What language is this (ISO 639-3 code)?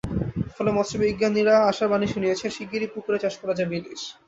ben